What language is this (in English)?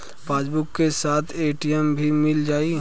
Bhojpuri